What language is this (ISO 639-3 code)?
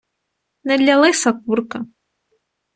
ukr